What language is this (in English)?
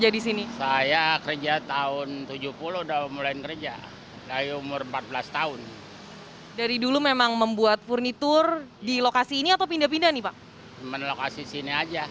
Indonesian